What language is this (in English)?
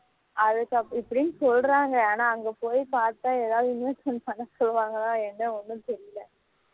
Tamil